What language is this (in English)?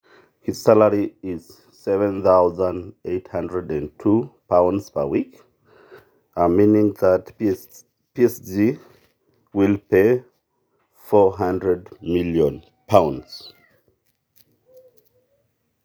Masai